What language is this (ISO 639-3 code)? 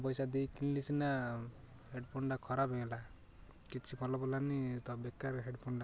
ori